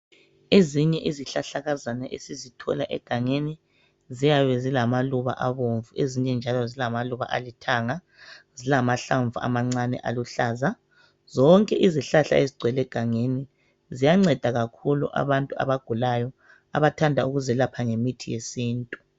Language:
North Ndebele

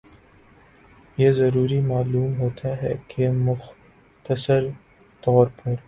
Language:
Urdu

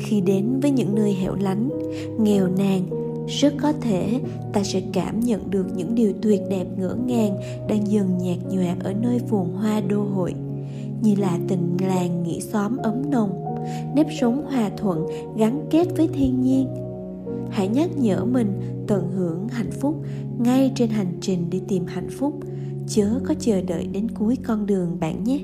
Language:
Vietnamese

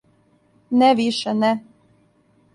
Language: Serbian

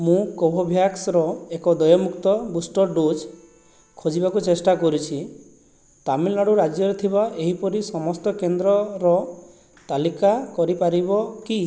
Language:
Odia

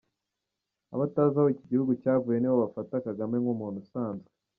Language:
Kinyarwanda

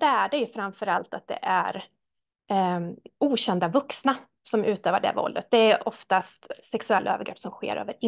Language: Swedish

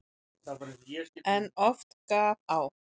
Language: Icelandic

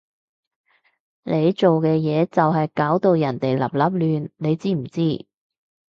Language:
Cantonese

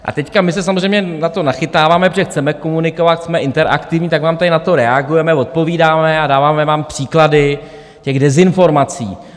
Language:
Czech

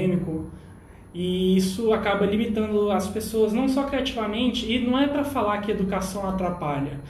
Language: Portuguese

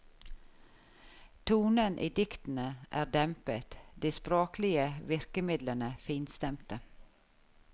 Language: Norwegian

